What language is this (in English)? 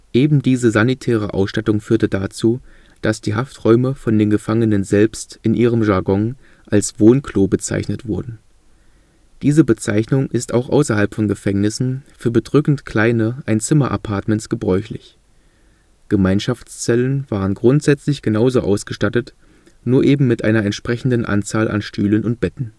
German